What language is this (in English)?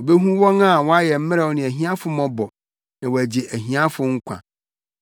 Akan